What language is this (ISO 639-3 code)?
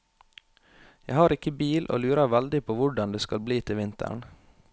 nor